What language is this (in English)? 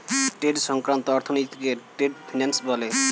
Bangla